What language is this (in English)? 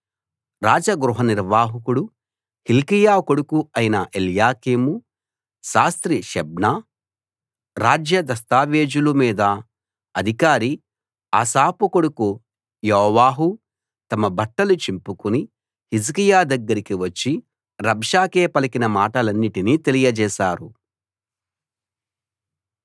Telugu